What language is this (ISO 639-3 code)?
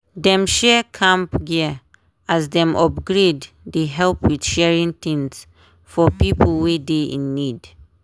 pcm